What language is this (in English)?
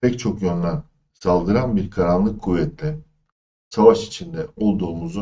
Turkish